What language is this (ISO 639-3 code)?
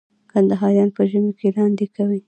pus